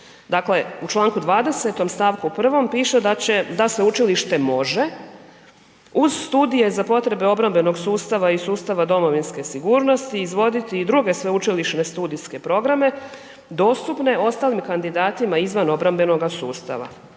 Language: Croatian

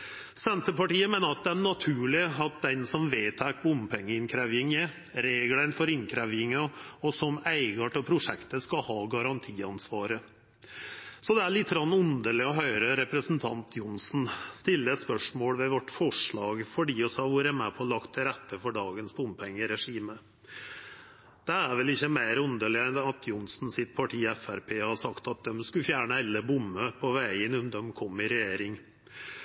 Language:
Norwegian Nynorsk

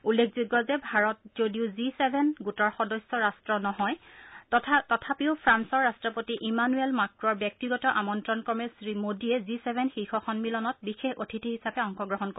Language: Assamese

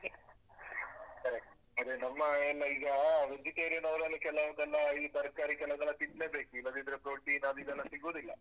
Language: Kannada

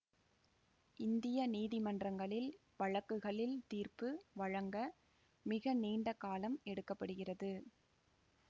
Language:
Tamil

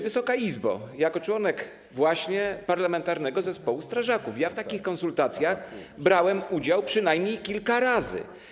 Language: Polish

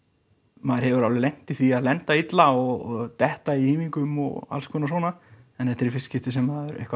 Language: Icelandic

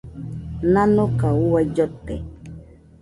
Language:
Nüpode Huitoto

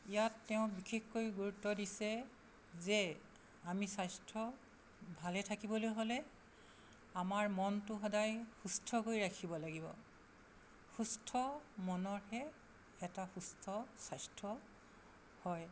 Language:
Assamese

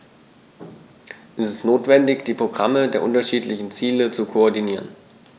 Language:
German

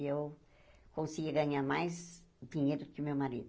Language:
Portuguese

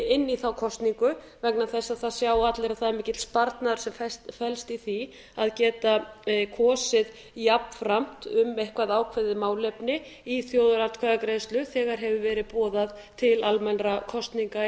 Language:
Icelandic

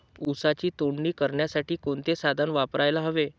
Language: Marathi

